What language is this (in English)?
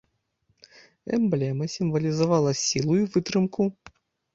Belarusian